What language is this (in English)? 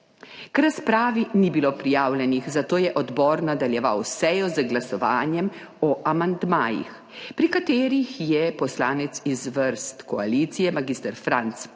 Slovenian